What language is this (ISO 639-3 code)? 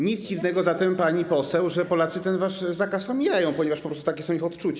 pol